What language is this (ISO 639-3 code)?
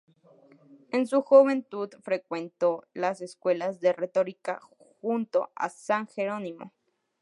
spa